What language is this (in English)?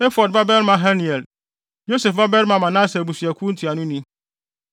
Akan